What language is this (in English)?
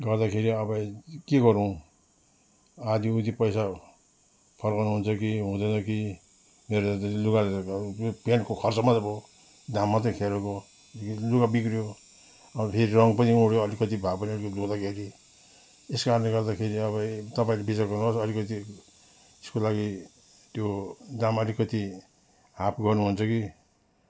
Nepali